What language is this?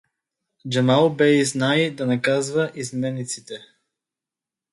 Bulgarian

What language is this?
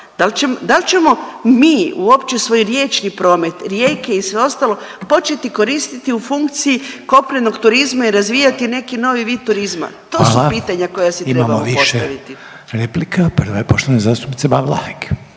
Croatian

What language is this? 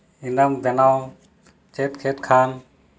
Santali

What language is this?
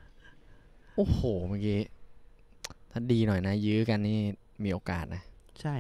Thai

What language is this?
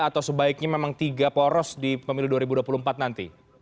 Indonesian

